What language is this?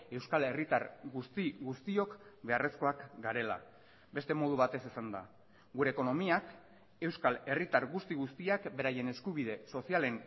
Basque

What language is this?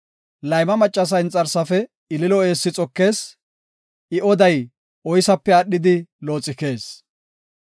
Gofa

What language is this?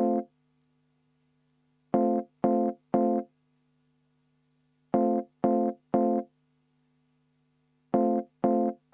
Estonian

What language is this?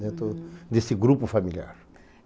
Portuguese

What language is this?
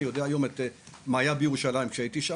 Hebrew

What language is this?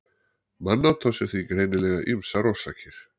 Icelandic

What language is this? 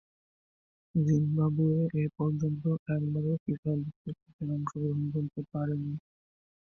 Bangla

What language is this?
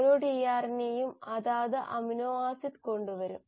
Malayalam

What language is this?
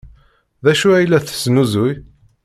Kabyle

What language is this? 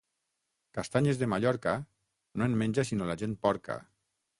Catalan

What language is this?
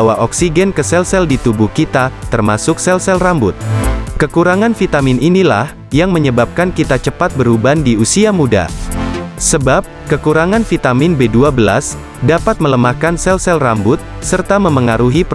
Indonesian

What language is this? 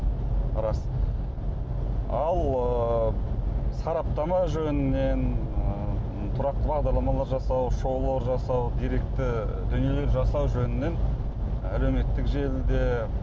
Kazakh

